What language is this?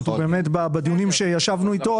Hebrew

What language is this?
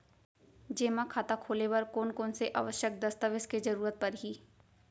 Chhattisgarhi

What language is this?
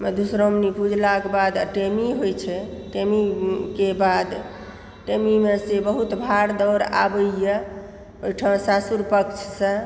Maithili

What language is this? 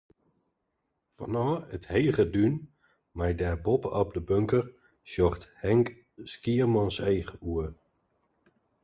Western Frisian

